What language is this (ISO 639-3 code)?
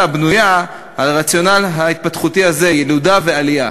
heb